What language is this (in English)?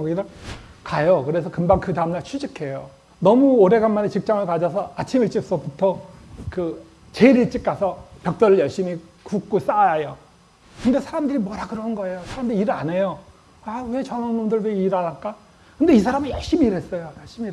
Korean